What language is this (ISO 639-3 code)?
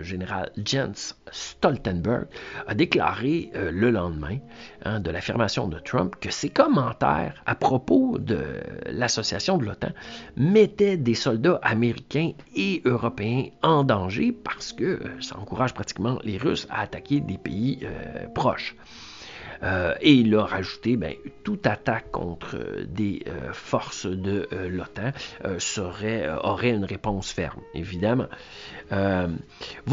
fra